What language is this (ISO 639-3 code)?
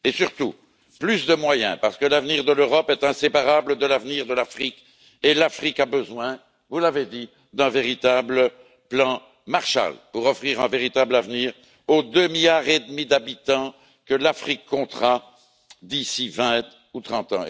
fra